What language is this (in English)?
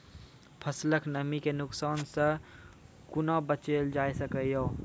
Maithili